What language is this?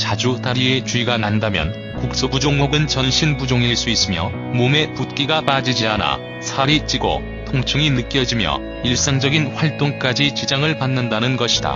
Korean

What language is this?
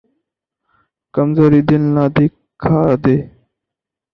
Urdu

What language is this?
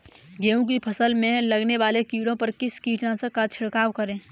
Hindi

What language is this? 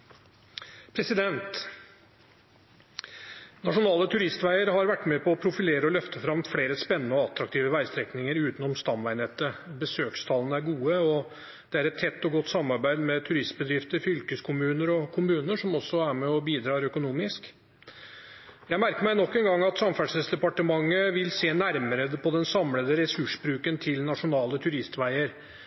Norwegian Bokmål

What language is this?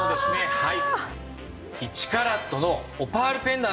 Japanese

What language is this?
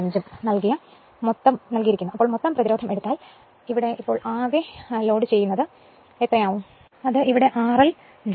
Malayalam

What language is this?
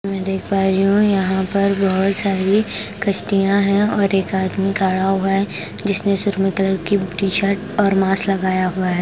Hindi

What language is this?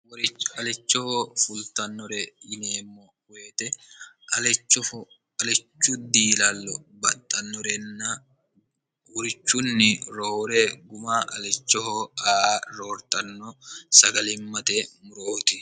Sidamo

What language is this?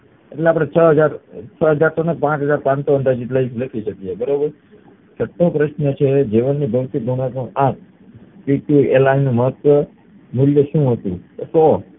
Gujarati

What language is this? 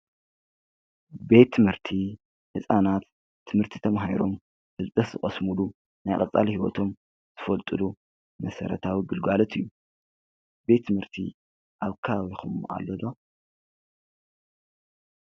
Tigrinya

